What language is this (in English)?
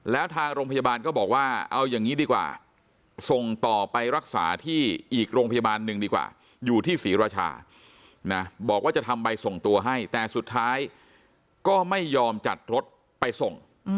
Thai